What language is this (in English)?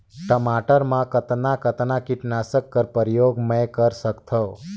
Chhattisgarhi